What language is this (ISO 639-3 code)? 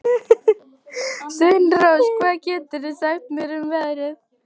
isl